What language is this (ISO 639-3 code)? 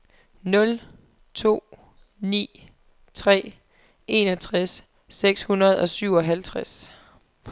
dan